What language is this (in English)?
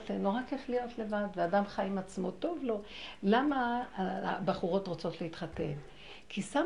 Hebrew